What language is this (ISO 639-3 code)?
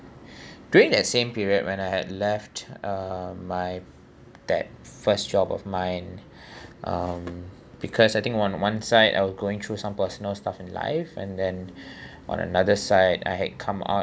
eng